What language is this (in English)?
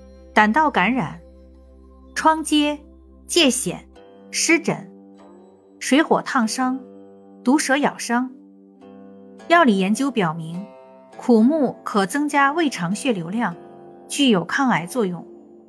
Chinese